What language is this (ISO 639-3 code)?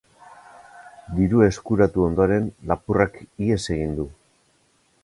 eus